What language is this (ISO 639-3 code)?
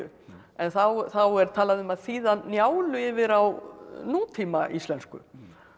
isl